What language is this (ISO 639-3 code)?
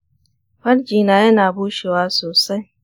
hau